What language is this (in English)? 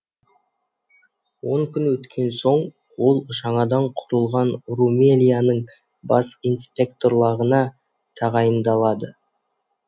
Kazakh